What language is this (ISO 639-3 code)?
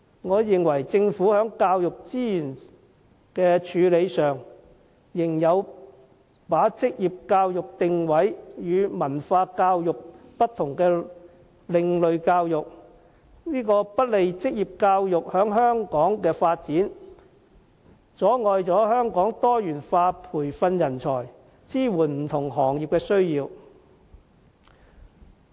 yue